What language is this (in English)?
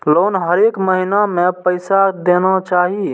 Maithili